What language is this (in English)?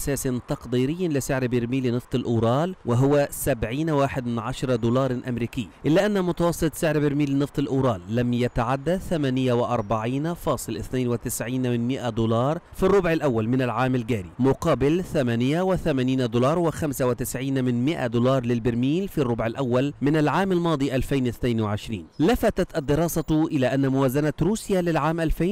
Arabic